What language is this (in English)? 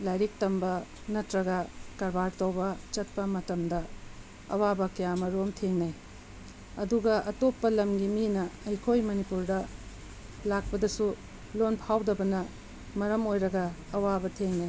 Manipuri